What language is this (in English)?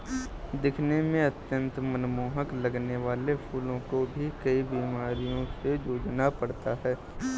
Hindi